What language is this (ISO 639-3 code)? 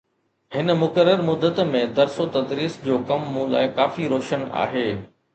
snd